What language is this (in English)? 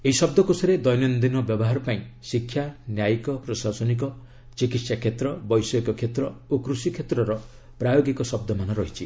Odia